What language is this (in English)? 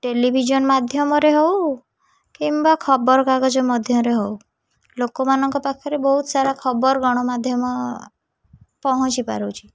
Odia